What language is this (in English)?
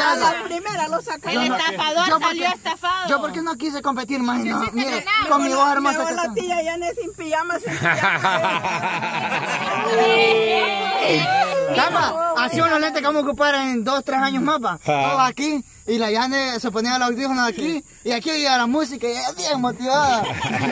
Spanish